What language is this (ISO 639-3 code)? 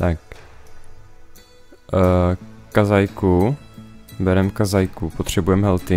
ces